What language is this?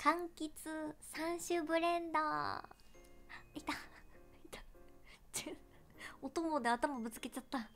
Japanese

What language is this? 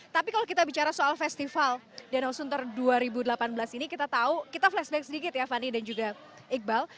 Indonesian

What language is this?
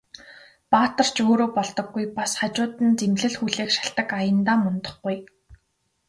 Mongolian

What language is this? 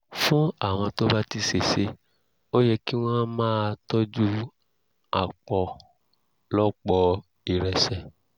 Yoruba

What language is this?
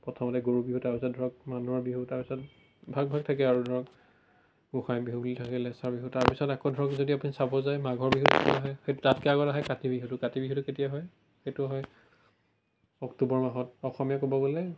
Assamese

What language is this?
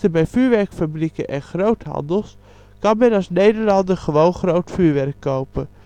Dutch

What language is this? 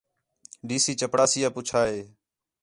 Khetrani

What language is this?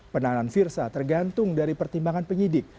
Indonesian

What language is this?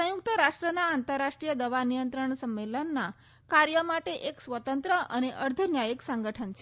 Gujarati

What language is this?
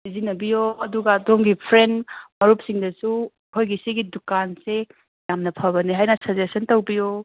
Manipuri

